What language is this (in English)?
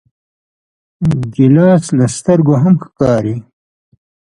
Pashto